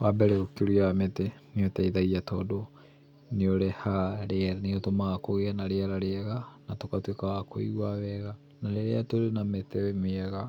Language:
Kikuyu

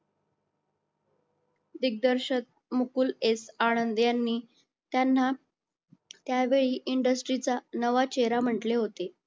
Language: Marathi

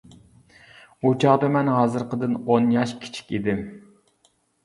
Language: Uyghur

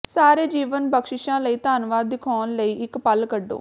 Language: Punjabi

